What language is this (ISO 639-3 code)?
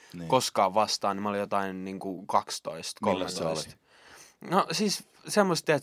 fin